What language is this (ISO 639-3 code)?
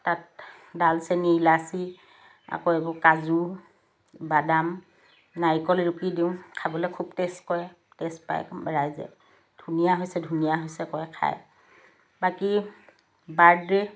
asm